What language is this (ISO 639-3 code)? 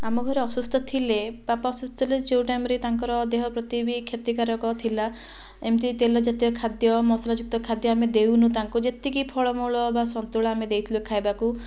ori